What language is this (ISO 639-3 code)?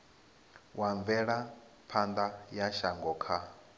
ven